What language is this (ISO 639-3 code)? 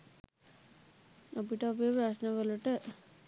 sin